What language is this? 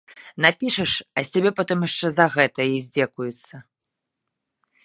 Belarusian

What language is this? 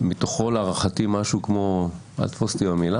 Hebrew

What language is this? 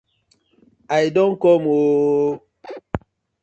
Nigerian Pidgin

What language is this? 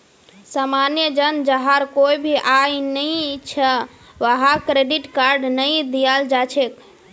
Magahi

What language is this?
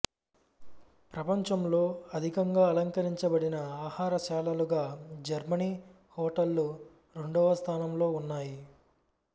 Telugu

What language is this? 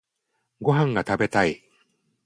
Japanese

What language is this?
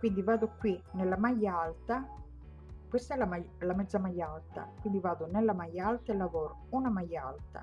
Italian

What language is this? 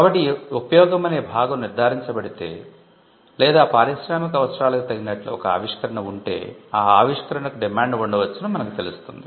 Telugu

